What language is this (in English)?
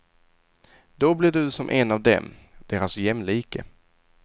Swedish